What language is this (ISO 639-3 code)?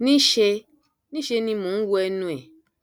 yor